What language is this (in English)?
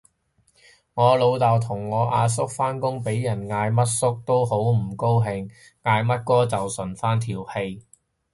Cantonese